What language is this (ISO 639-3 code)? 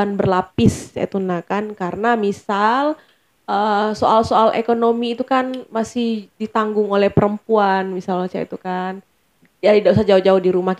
ind